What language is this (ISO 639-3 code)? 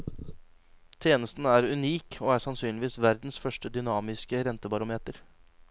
nor